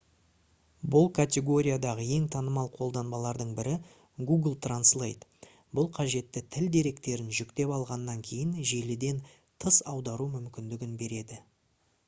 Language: Kazakh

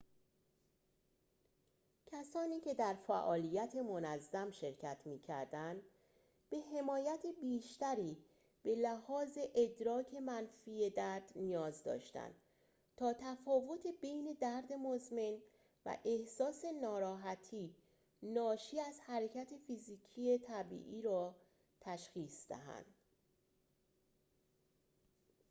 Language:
Persian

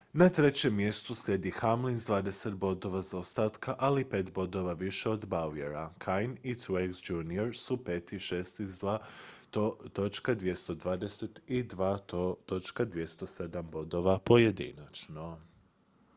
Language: Croatian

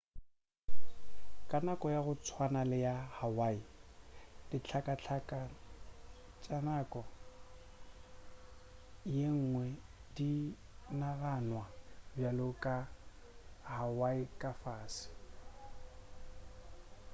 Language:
Northern Sotho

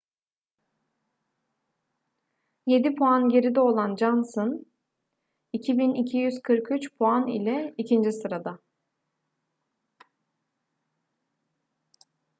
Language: Turkish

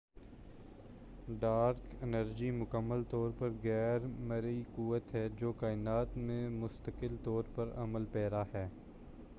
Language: Urdu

